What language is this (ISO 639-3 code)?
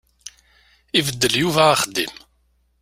kab